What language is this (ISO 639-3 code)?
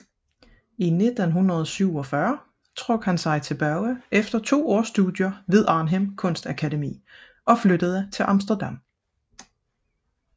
dan